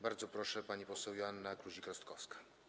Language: Polish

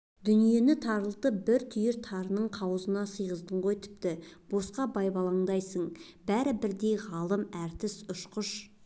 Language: Kazakh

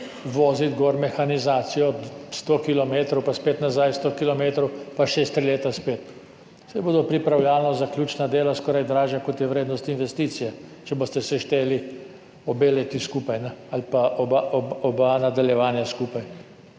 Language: Slovenian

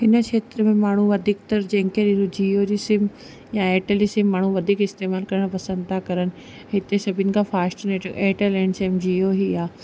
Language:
Sindhi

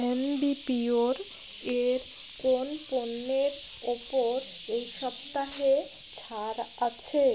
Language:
Bangla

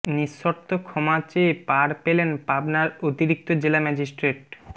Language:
Bangla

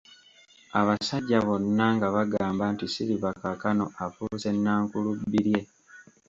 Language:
Ganda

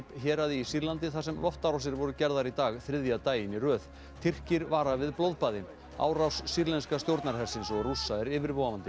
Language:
Icelandic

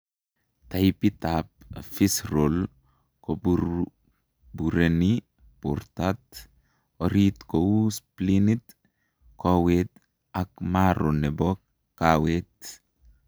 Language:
Kalenjin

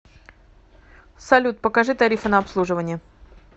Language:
Russian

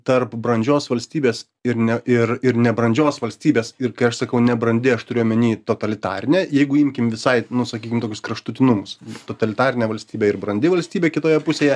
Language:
Lithuanian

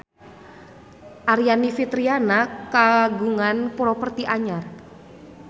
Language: Sundanese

